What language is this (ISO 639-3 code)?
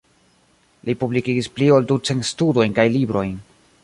epo